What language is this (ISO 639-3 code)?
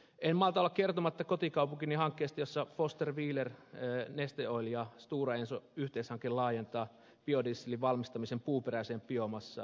fin